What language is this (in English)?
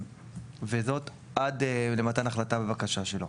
Hebrew